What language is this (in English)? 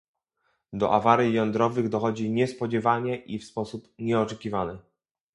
Polish